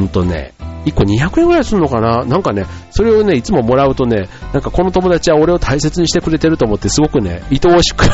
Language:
Japanese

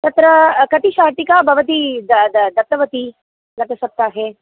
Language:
Sanskrit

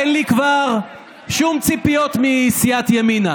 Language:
Hebrew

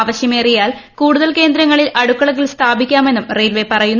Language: Malayalam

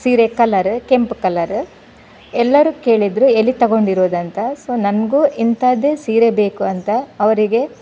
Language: Kannada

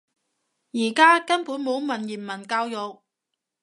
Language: Cantonese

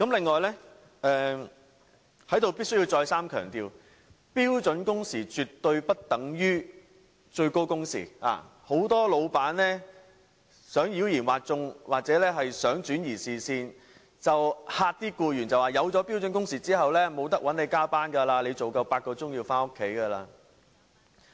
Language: Cantonese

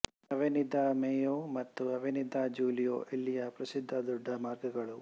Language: Kannada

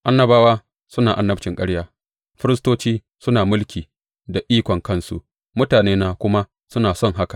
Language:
Hausa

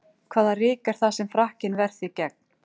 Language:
Icelandic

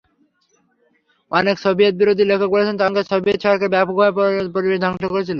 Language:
Bangla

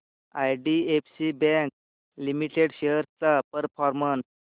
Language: Marathi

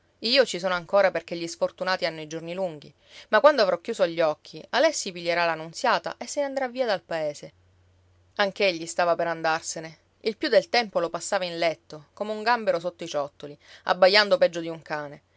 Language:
Italian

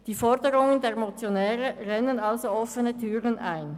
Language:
Swiss German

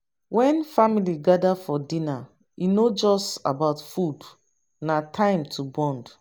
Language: Nigerian Pidgin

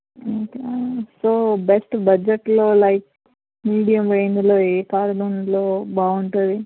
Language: Telugu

